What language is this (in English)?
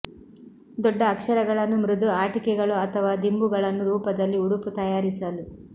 Kannada